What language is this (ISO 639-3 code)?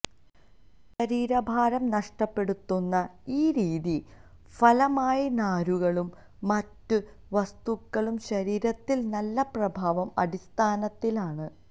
mal